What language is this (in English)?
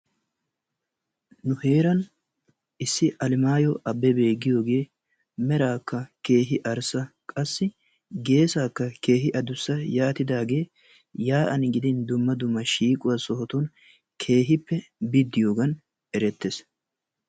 Wolaytta